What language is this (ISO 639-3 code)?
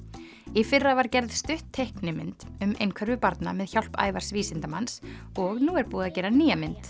isl